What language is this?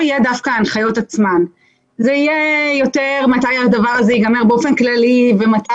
Hebrew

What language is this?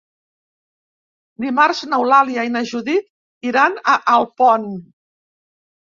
Catalan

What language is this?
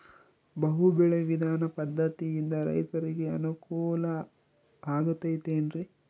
Kannada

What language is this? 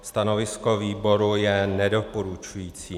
Czech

